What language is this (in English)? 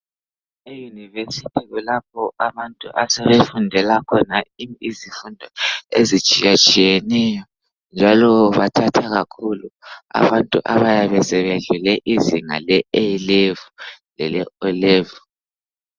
North Ndebele